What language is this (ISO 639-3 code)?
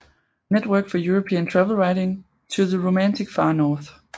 dan